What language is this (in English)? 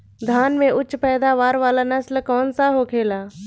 Bhojpuri